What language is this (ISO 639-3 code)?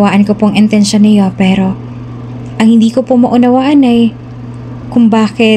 fil